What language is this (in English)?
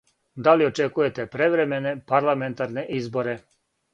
Serbian